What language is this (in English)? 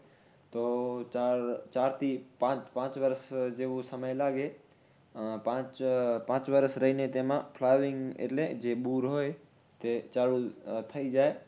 Gujarati